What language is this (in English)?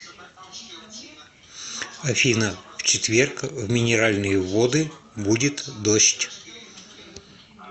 Russian